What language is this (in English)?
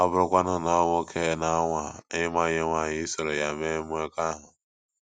Igbo